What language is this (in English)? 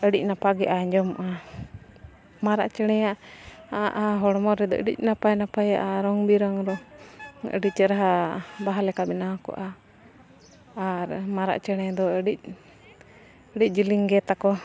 Santali